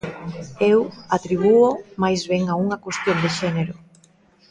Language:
Galician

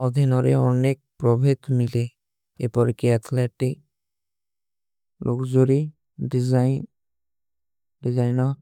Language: Kui (India)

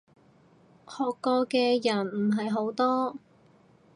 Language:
Cantonese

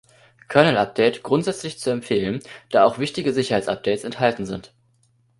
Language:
German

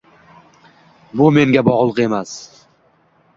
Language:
Uzbek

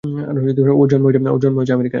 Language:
Bangla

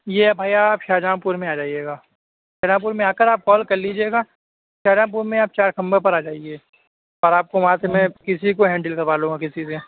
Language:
Urdu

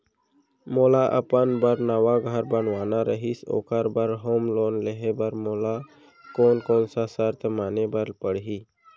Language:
Chhattisgarhi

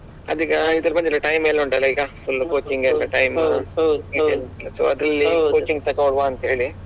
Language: Kannada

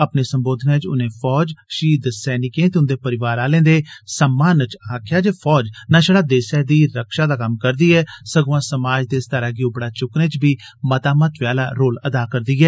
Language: Dogri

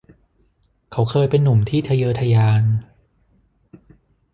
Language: Thai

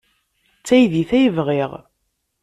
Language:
Kabyle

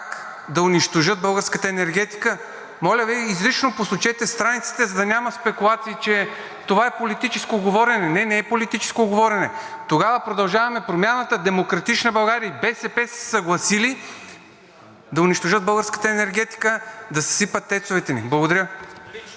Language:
Bulgarian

